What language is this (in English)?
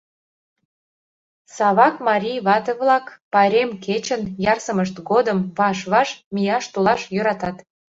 Mari